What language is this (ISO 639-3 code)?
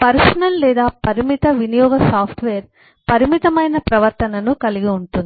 tel